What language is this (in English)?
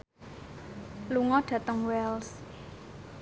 Javanese